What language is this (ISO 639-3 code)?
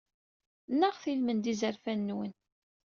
kab